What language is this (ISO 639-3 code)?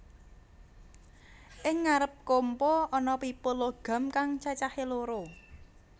jav